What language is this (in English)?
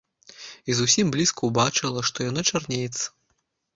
Belarusian